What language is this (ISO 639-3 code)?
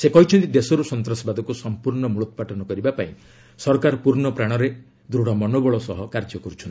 ori